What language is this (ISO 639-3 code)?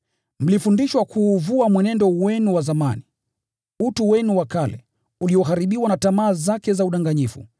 swa